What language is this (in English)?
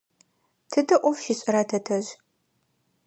Adyghe